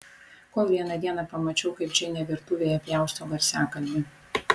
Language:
Lithuanian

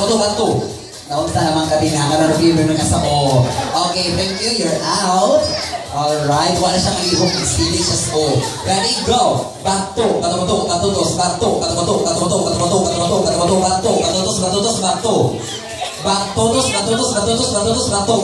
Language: Filipino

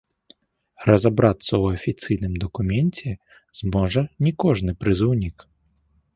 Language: Belarusian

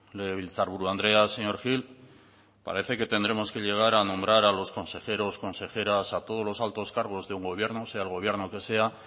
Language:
Spanish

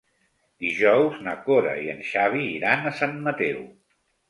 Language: Catalan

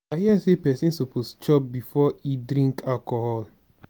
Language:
Nigerian Pidgin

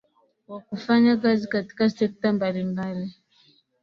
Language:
Swahili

